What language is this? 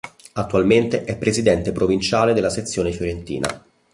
Italian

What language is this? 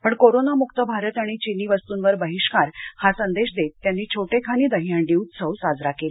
Marathi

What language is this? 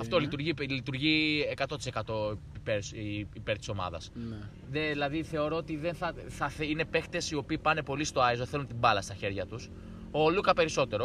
Greek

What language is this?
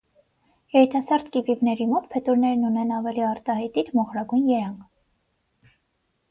Armenian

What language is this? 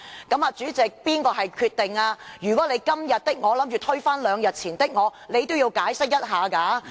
Cantonese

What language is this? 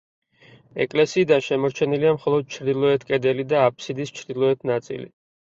Georgian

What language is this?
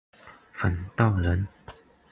Chinese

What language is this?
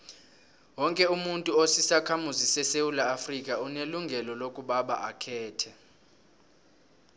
South Ndebele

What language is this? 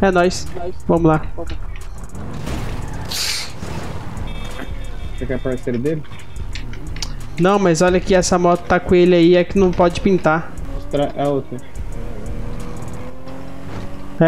Portuguese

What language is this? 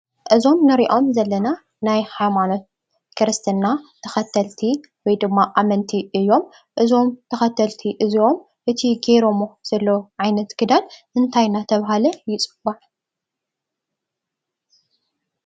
Tigrinya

